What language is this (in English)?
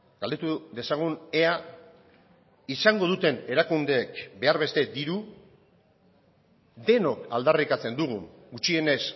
Basque